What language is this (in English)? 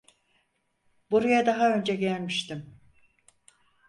Turkish